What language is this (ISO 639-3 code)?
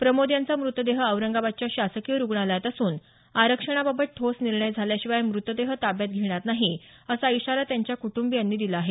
mar